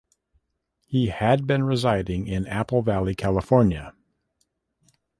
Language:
English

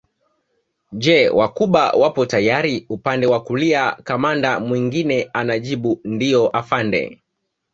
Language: Swahili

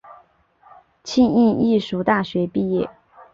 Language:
Chinese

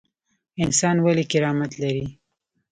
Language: Pashto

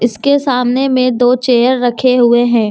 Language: Hindi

